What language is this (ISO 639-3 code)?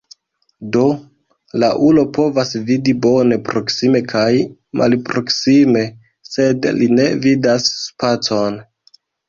epo